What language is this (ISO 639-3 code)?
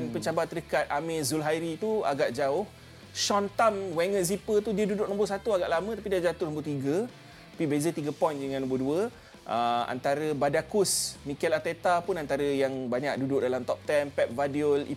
msa